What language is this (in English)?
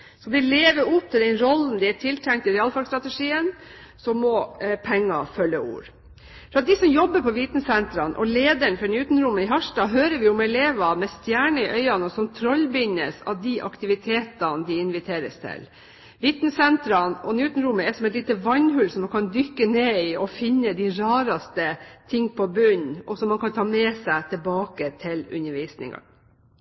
Norwegian Bokmål